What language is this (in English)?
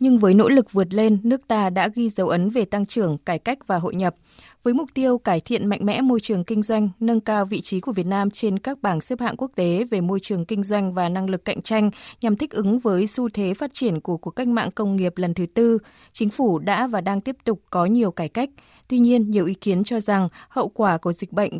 Vietnamese